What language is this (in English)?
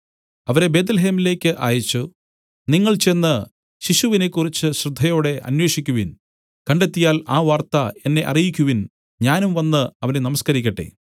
Malayalam